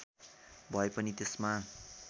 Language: Nepali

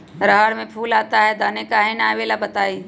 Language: Magahi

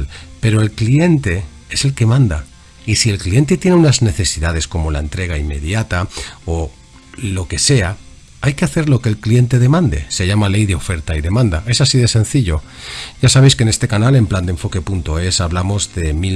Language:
Spanish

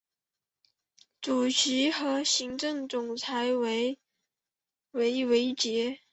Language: Chinese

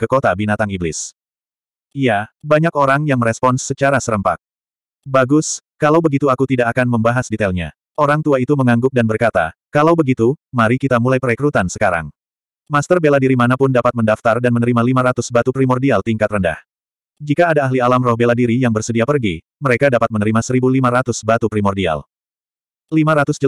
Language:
Indonesian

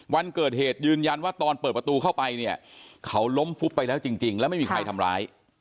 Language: Thai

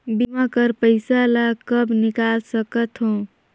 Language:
Chhattisgarhi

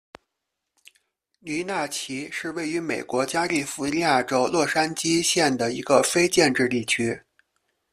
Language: Chinese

